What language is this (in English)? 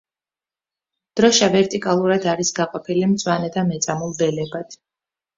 Georgian